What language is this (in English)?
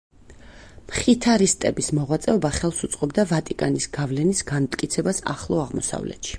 Georgian